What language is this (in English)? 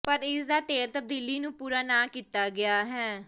Punjabi